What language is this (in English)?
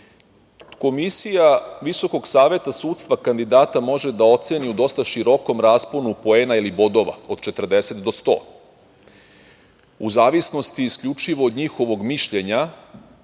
Serbian